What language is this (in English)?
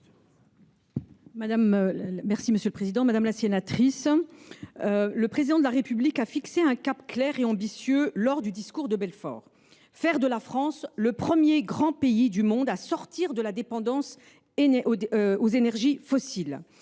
French